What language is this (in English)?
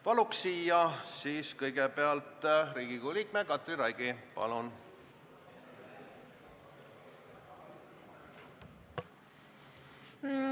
Estonian